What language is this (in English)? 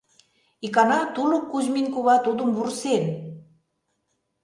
Mari